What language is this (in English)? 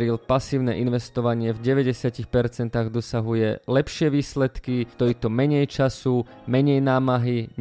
Slovak